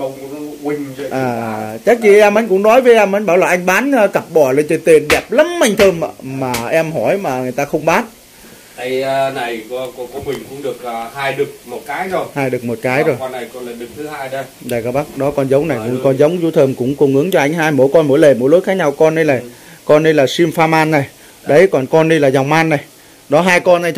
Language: Vietnamese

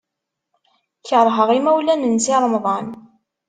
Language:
Kabyle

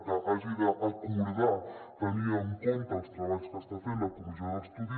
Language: Catalan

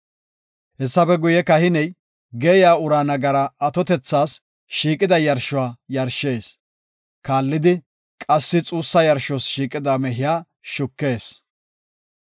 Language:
Gofa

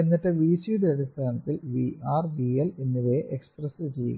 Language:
Malayalam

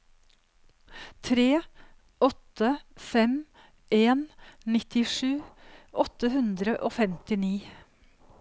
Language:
Norwegian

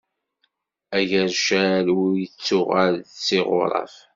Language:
Kabyle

